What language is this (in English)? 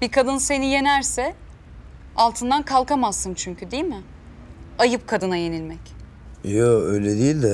Turkish